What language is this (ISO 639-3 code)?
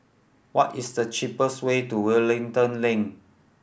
eng